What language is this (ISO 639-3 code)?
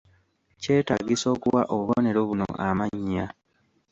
lug